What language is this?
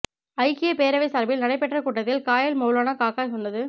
Tamil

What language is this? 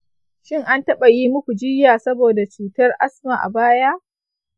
Hausa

